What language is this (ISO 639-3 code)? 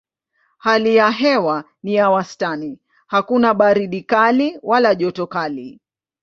swa